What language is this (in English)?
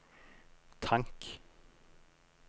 Norwegian